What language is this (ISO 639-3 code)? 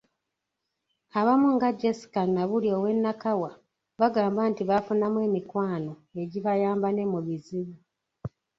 lug